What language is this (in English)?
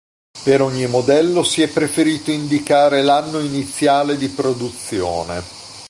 Italian